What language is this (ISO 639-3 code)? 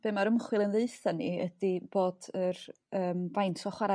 cym